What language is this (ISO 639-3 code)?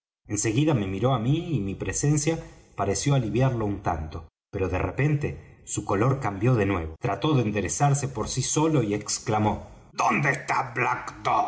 spa